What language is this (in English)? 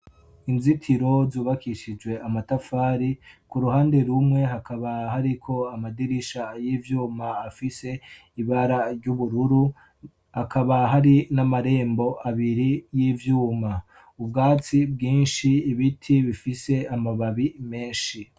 Rundi